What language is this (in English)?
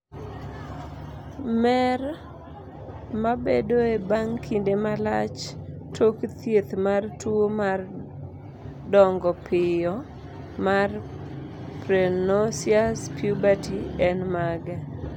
Luo (Kenya and Tanzania)